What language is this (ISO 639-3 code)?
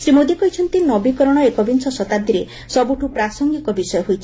ori